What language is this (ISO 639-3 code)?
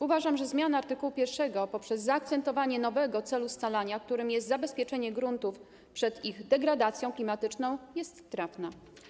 pol